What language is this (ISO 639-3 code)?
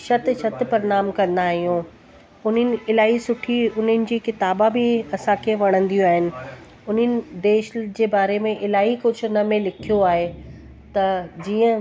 snd